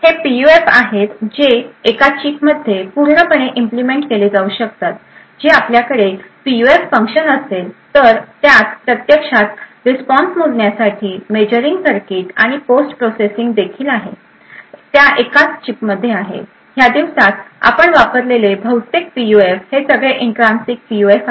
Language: Marathi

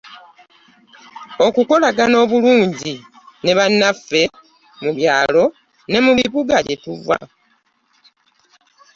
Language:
Ganda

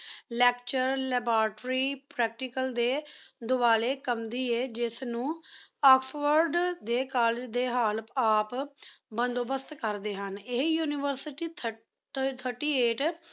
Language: Punjabi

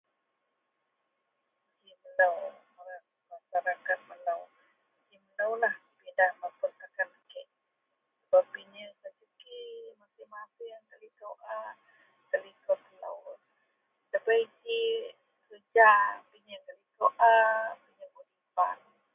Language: Central Melanau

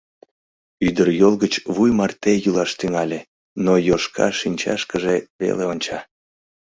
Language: Mari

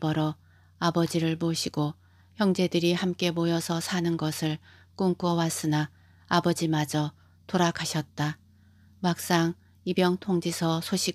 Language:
Korean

